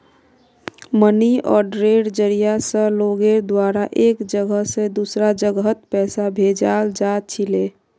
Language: Magahi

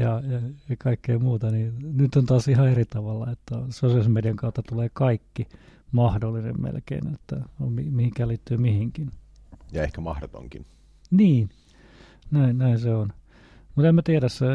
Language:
Finnish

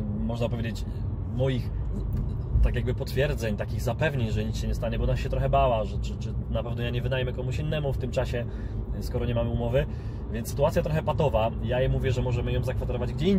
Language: Polish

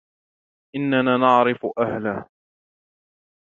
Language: Arabic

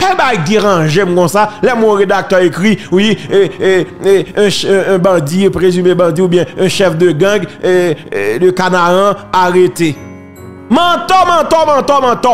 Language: French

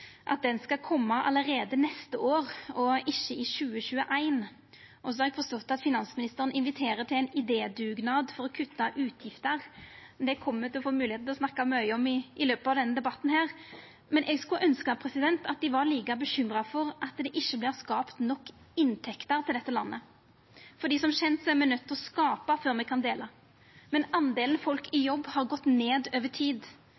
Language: Norwegian Nynorsk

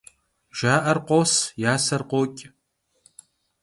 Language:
Kabardian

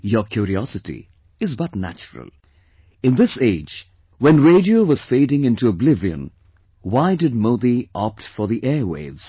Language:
English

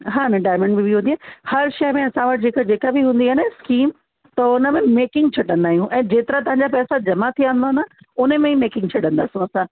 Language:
Sindhi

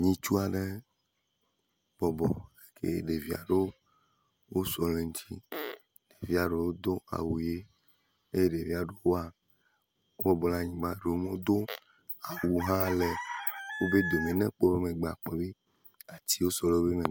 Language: Ewe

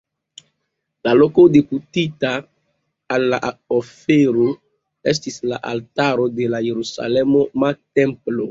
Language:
Esperanto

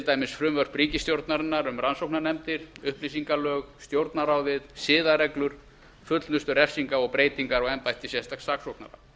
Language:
Icelandic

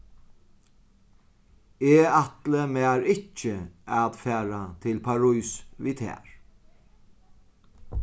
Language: Faroese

